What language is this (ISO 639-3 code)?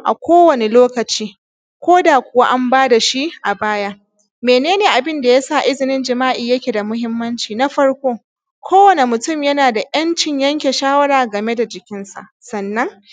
hau